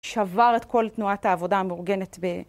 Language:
Hebrew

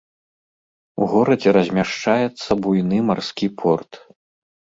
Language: Belarusian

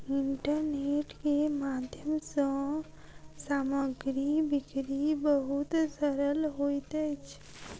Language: Maithili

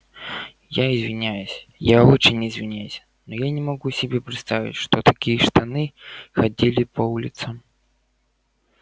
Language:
Russian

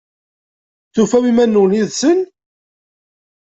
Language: Kabyle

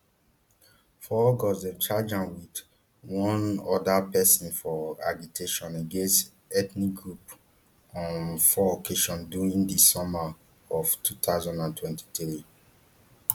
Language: Nigerian Pidgin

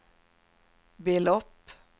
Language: Swedish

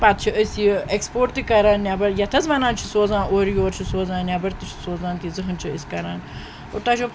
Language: Kashmiri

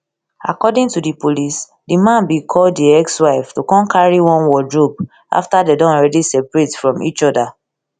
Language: Nigerian Pidgin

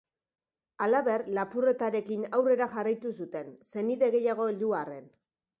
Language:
Basque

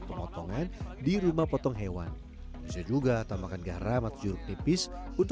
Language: Indonesian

